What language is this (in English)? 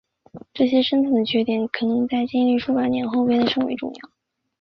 Chinese